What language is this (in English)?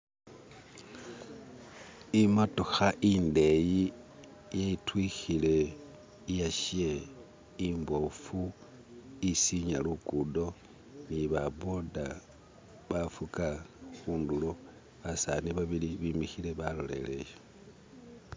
Masaaba